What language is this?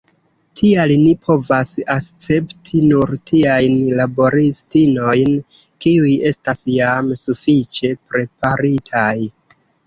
Esperanto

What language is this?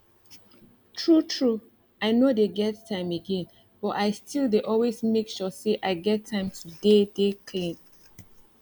Nigerian Pidgin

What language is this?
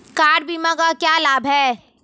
Hindi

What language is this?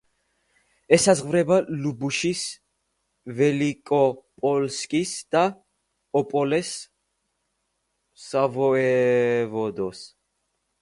Georgian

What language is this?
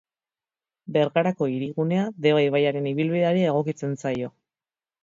Basque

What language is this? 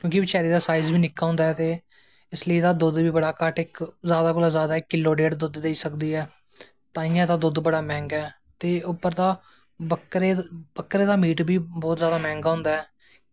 Dogri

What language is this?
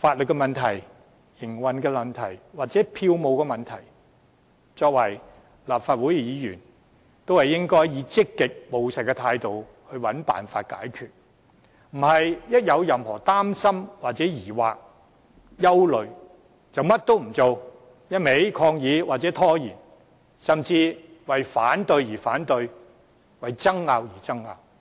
Cantonese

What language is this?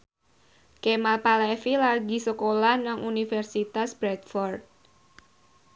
Javanese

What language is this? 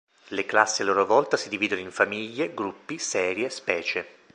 Italian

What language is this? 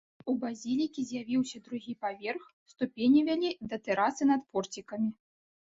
Belarusian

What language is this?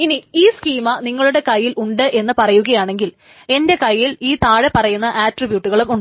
Malayalam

